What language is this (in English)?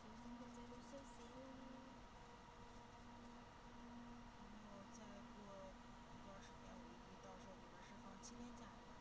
Chinese